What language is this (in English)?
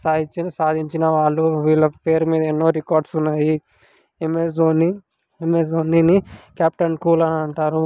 Telugu